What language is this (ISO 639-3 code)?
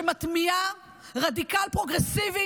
heb